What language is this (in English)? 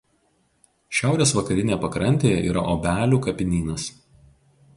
Lithuanian